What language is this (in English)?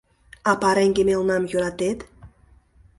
Mari